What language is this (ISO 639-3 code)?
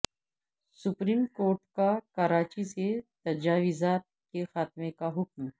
urd